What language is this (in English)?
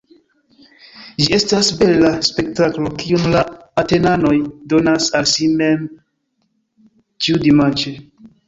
Esperanto